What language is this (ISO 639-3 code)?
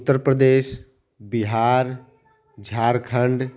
hin